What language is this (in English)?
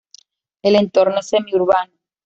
Spanish